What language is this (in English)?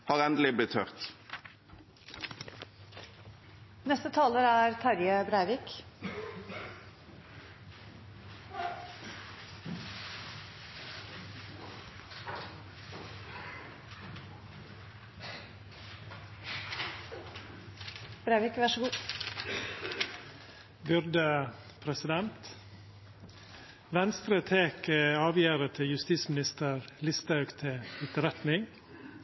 Norwegian